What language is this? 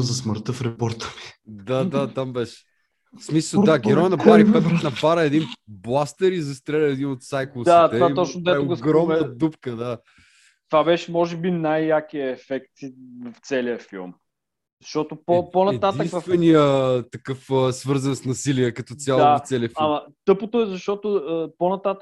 Bulgarian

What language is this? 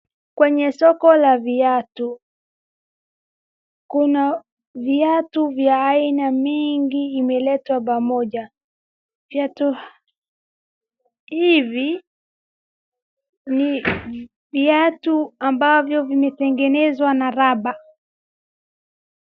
Swahili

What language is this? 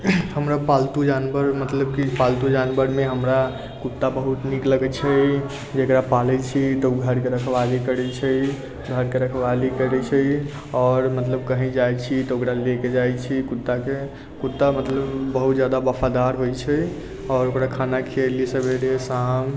Maithili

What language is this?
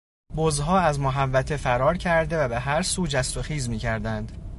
Persian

